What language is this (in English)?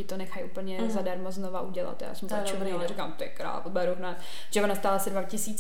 Czech